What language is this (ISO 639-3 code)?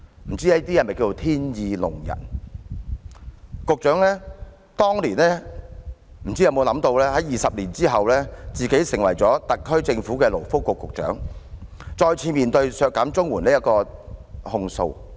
yue